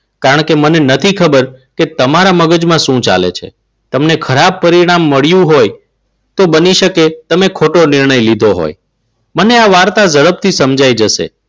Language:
Gujarati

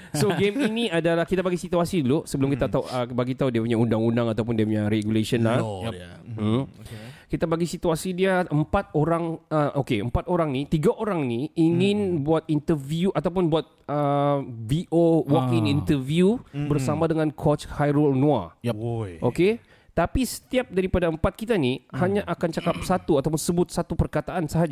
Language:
Malay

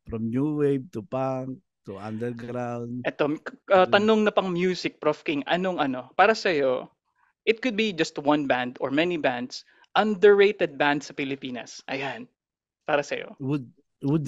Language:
Filipino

